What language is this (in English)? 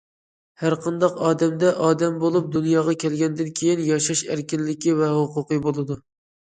Uyghur